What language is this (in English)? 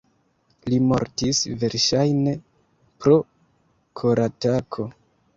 Esperanto